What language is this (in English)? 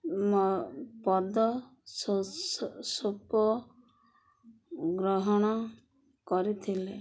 Odia